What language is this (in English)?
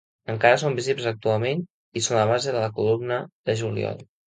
Catalan